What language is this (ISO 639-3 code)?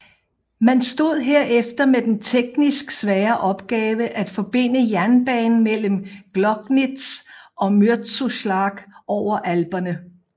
dan